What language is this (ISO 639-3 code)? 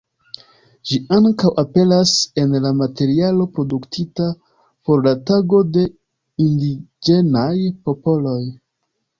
epo